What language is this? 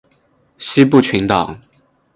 Chinese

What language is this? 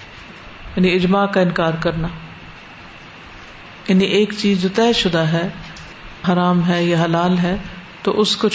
Urdu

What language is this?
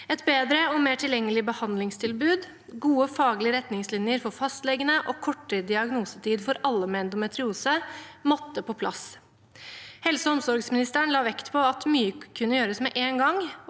Norwegian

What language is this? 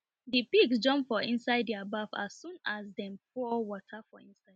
Nigerian Pidgin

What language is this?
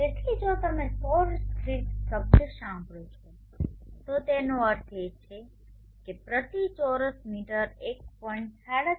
Gujarati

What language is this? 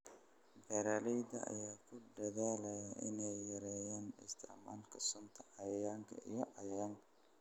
Somali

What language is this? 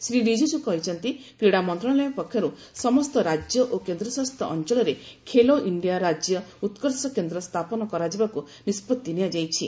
Odia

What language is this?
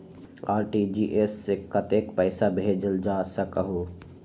Magahi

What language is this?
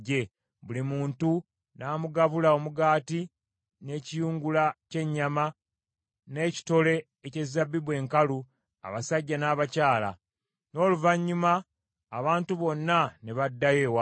Ganda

